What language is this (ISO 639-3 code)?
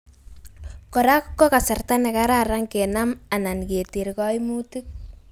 kln